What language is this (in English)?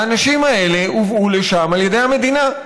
Hebrew